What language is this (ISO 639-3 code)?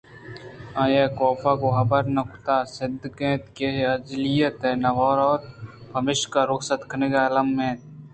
bgp